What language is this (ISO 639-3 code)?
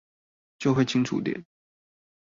zho